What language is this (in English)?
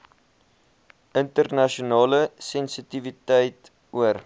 Afrikaans